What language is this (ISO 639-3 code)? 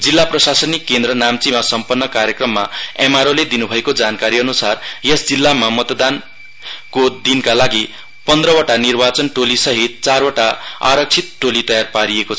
nep